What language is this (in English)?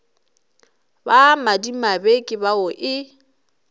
Northern Sotho